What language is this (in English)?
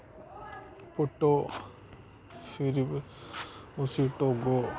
Dogri